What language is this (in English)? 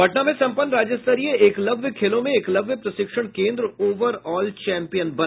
Hindi